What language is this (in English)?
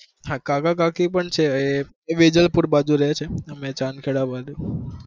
Gujarati